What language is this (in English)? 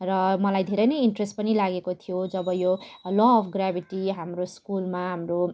Nepali